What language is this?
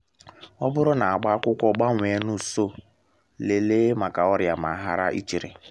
Igbo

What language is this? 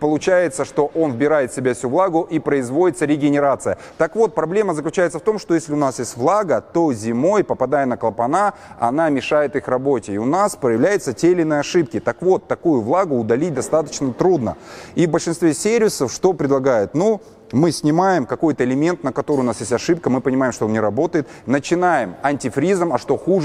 Russian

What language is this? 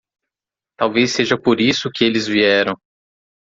Portuguese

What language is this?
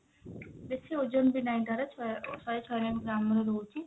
Odia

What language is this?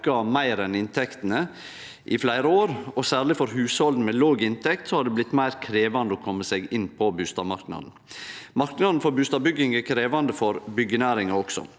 Norwegian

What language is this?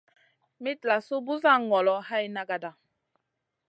Masana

